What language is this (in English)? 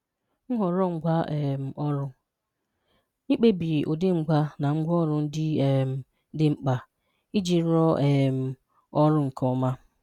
Igbo